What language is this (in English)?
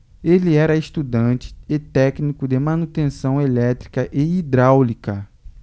Portuguese